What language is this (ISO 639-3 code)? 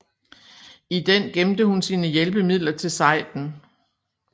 dan